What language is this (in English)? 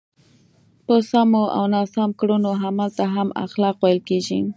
Pashto